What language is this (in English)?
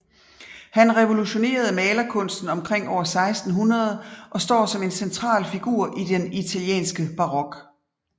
Danish